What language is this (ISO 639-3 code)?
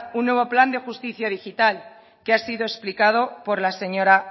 spa